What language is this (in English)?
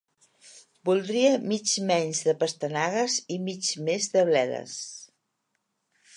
Catalan